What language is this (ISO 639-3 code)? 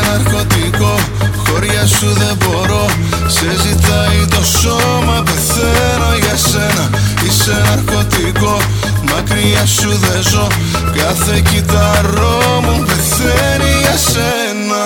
ell